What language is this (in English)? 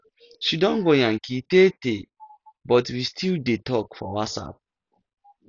Nigerian Pidgin